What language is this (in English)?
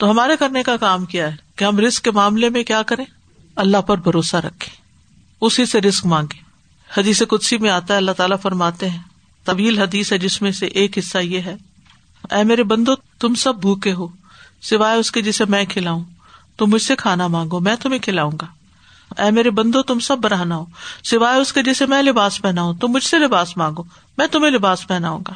Urdu